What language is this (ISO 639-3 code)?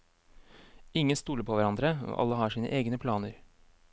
nor